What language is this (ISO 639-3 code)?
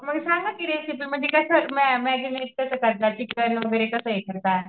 mar